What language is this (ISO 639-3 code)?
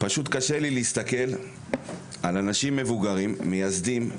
heb